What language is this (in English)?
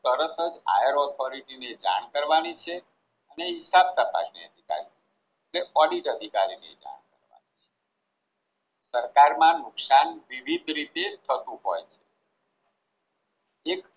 Gujarati